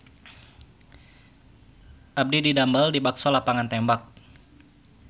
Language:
Sundanese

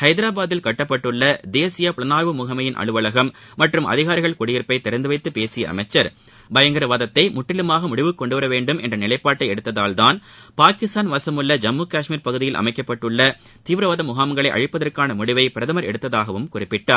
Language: Tamil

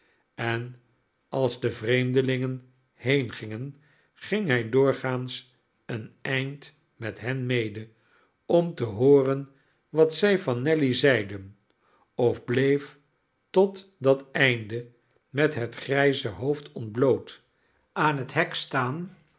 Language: Dutch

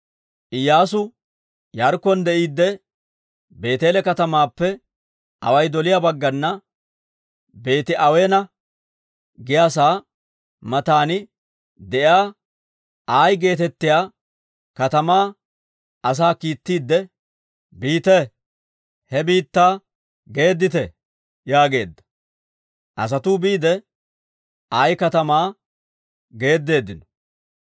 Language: Dawro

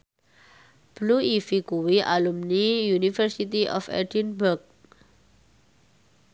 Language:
Javanese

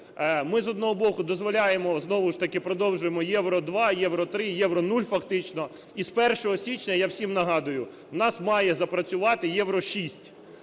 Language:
Ukrainian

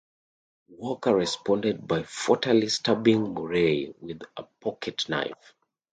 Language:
English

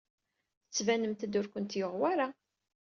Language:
Kabyle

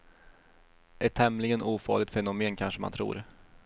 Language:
Swedish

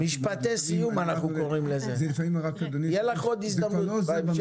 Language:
Hebrew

